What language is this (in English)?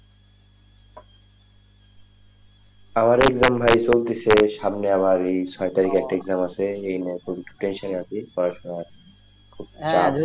Bangla